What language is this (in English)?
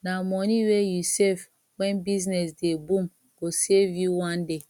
Nigerian Pidgin